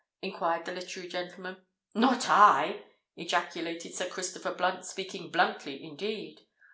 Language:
English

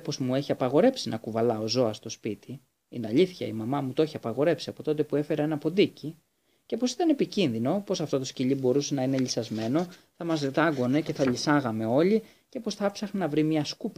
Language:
Greek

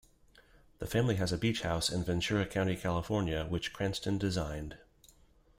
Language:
English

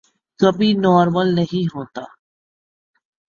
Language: Urdu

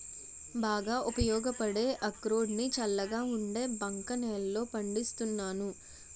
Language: Telugu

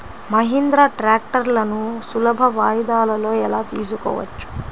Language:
Telugu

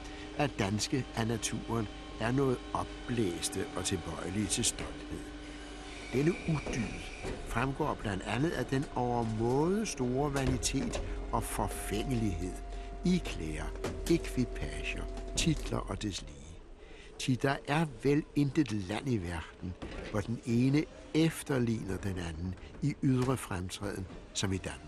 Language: Danish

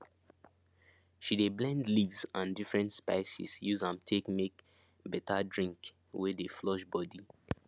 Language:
Nigerian Pidgin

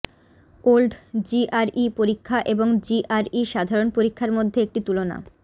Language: Bangla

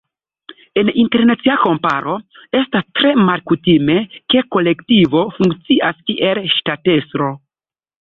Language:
Esperanto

